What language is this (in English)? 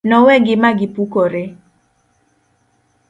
Luo (Kenya and Tanzania)